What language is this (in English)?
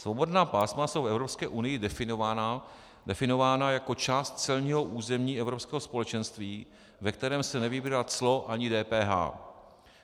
Czech